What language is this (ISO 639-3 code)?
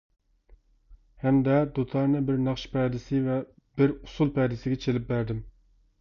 uig